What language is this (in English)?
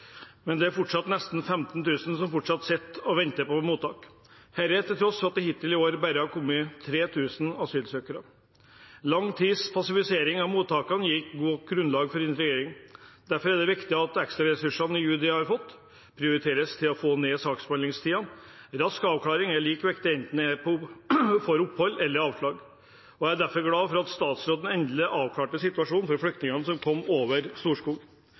Norwegian Bokmål